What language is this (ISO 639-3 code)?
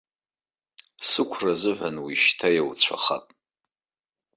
abk